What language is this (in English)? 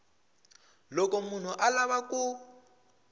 Tsonga